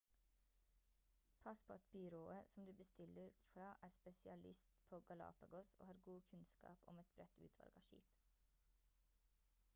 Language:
Norwegian Bokmål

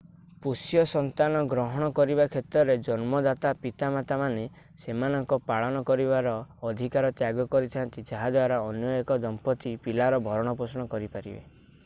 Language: Odia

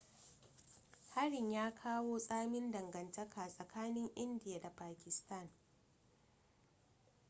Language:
Hausa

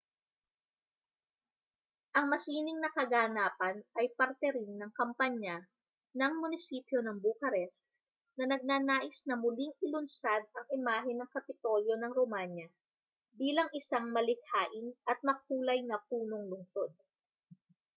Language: Filipino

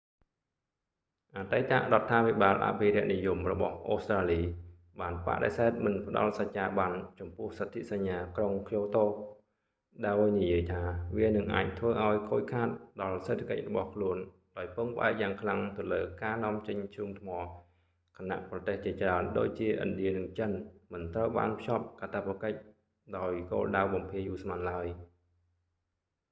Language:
Khmer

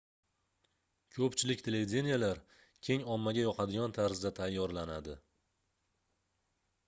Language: Uzbek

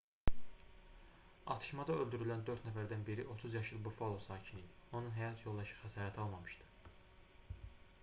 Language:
Azerbaijani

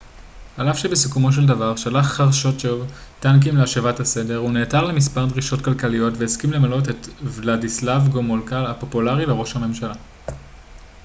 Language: Hebrew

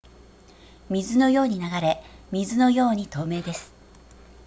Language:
Japanese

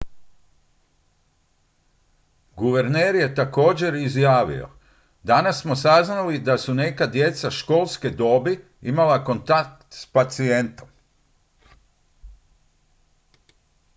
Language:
Croatian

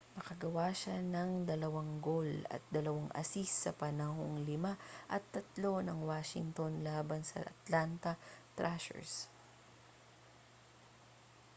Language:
Filipino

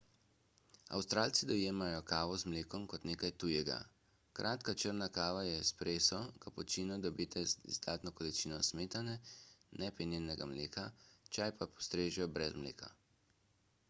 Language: Slovenian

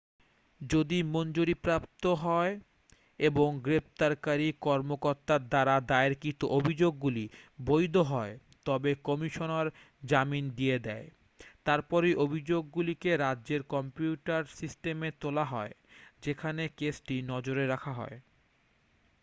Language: Bangla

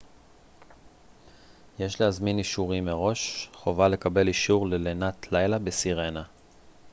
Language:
Hebrew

